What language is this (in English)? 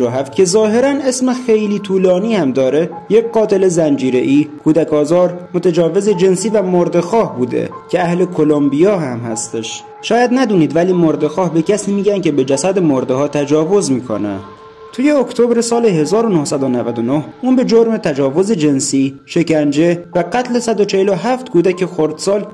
Persian